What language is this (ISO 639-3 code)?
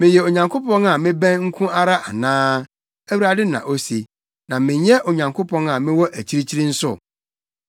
aka